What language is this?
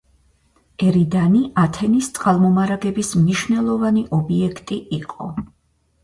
Georgian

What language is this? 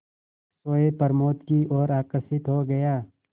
Hindi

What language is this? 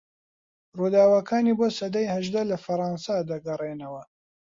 Central Kurdish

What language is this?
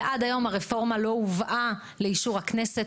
Hebrew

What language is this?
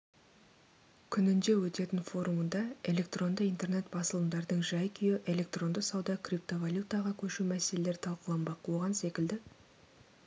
Kazakh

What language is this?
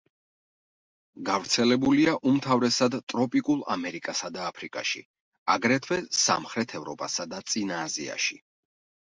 Georgian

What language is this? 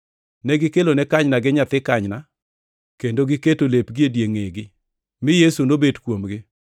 Luo (Kenya and Tanzania)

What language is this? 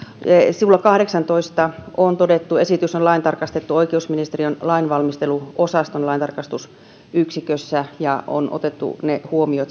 Finnish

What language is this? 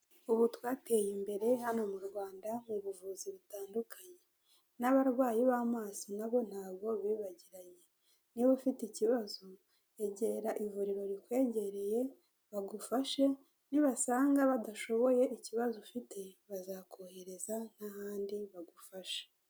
Kinyarwanda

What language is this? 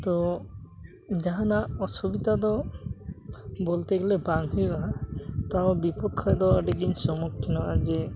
Santali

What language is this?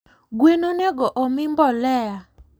Luo (Kenya and Tanzania)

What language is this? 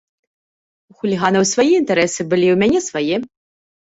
Belarusian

